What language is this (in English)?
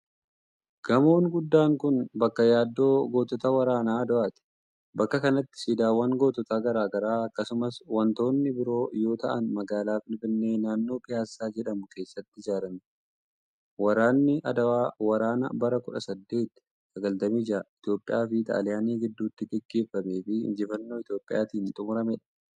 Oromo